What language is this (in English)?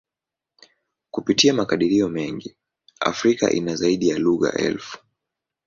Swahili